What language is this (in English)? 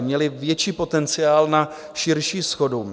Czech